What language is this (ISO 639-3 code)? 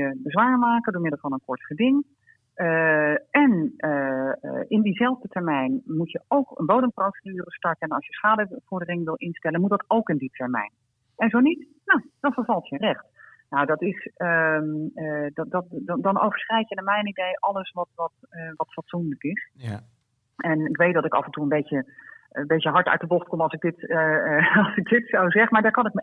nld